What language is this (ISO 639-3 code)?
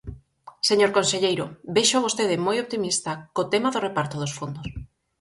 glg